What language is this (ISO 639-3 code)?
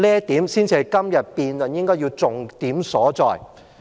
yue